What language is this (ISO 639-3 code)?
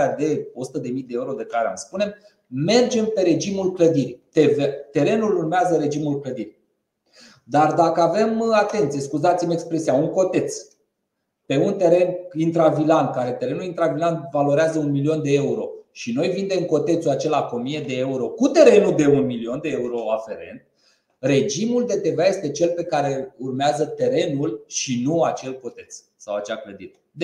ron